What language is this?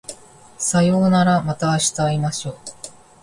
Japanese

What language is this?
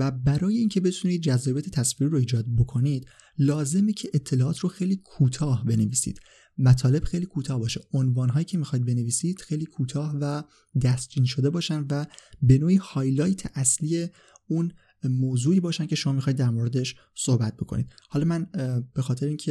Persian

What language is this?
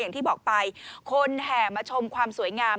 Thai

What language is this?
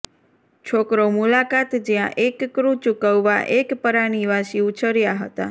Gujarati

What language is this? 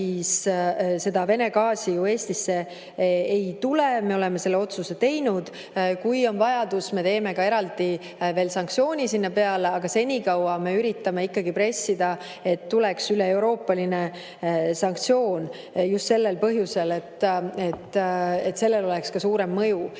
Estonian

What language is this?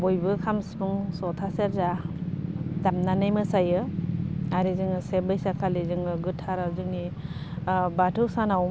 Bodo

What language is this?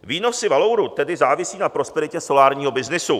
Czech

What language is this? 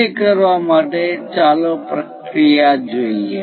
Gujarati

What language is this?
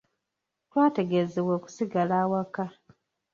Ganda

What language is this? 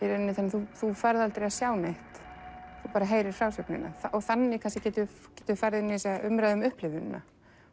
Icelandic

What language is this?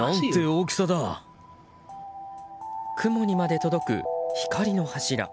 Japanese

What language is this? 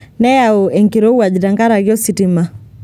Masai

